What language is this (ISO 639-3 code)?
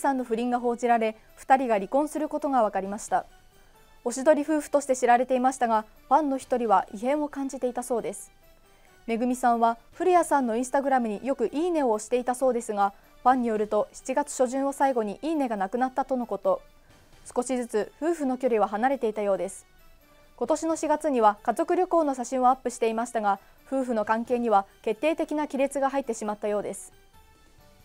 jpn